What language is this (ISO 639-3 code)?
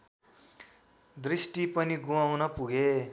nep